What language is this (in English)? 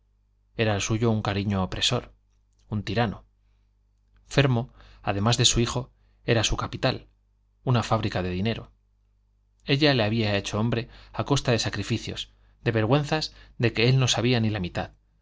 Spanish